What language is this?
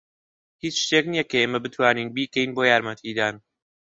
Central Kurdish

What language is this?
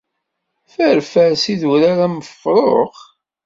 Kabyle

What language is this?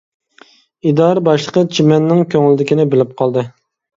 Uyghur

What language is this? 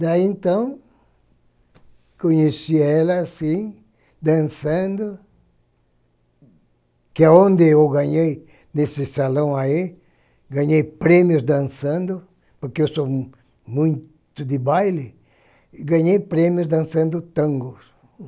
Portuguese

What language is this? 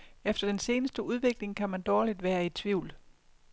Danish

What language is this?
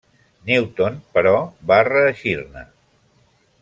Catalan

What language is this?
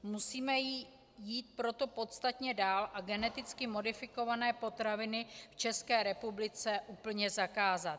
Czech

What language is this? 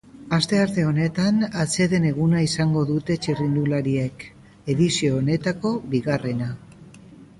Basque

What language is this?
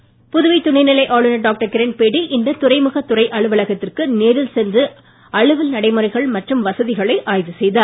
Tamil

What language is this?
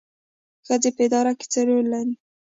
Pashto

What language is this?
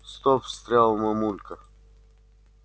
Russian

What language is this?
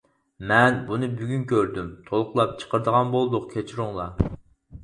Uyghur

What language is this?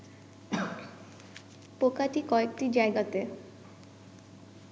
Bangla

